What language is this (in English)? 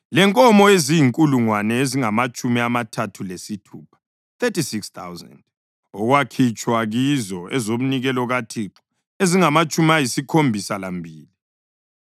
North Ndebele